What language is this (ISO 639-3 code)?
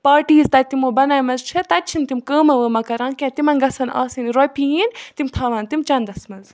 kas